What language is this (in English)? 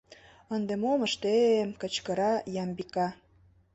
Mari